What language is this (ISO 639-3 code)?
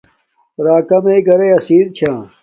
dmk